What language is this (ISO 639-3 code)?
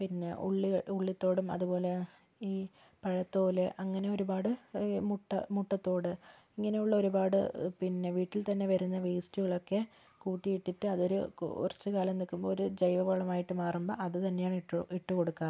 mal